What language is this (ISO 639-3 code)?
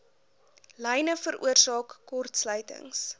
afr